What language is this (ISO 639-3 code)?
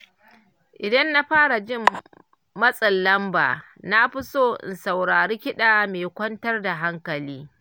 hau